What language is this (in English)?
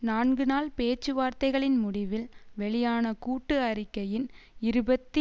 Tamil